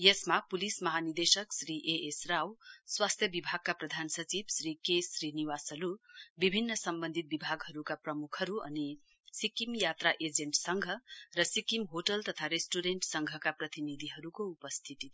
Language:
Nepali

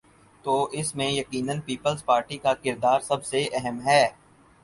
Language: Urdu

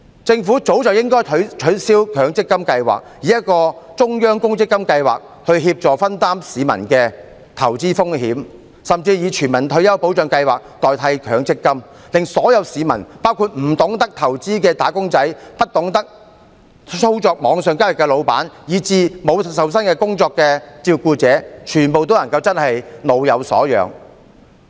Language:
Cantonese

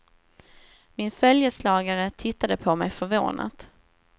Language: Swedish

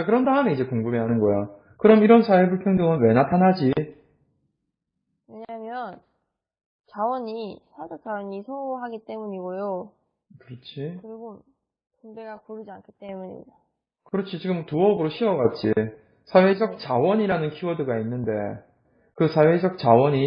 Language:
Korean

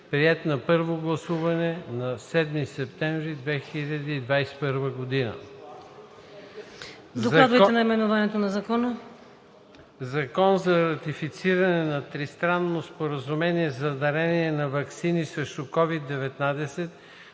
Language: Bulgarian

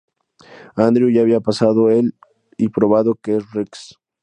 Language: Spanish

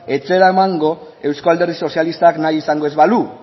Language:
Basque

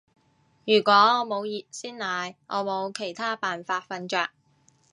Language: Cantonese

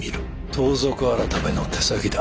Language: Japanese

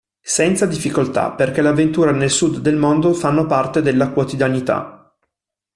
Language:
Italian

